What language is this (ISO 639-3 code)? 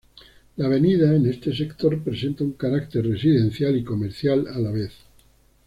spa